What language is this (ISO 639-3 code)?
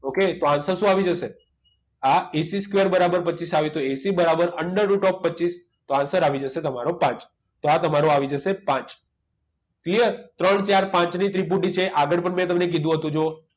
guj